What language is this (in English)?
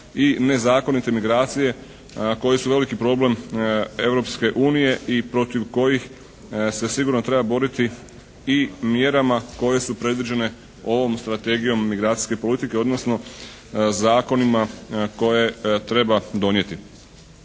Croatian